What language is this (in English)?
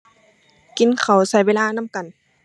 Thai